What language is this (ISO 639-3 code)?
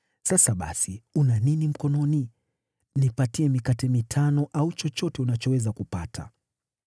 swa